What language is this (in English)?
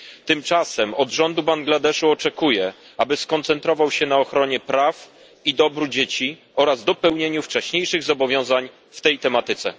Polish